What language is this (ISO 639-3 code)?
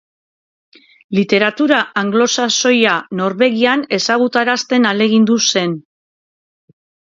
eus